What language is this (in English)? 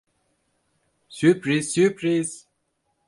Turkish